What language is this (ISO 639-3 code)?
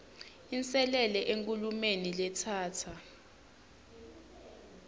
ssw